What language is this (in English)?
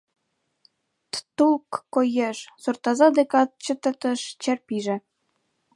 Mari